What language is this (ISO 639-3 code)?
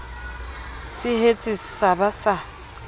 sot